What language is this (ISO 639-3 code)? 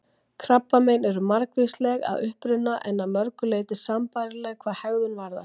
isl